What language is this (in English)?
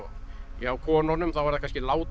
Icelandic